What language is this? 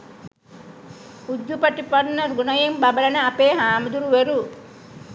Sinhala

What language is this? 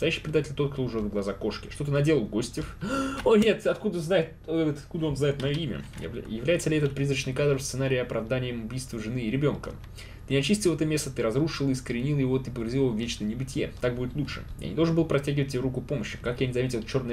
Russian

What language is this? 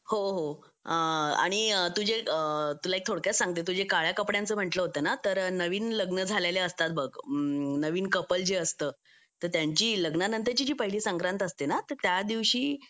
Marathi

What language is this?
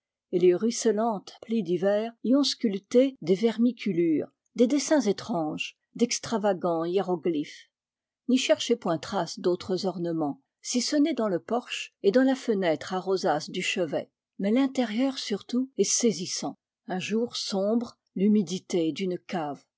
French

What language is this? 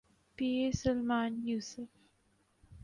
Urdu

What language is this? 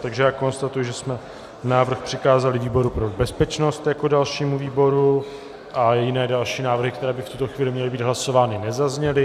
Czech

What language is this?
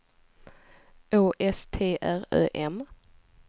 Swedish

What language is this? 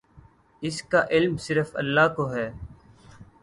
Urdu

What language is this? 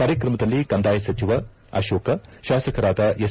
Kannada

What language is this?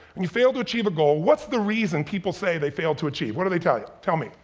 English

